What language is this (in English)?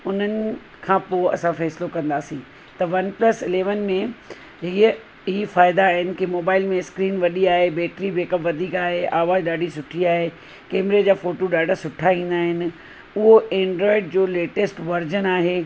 Sindhi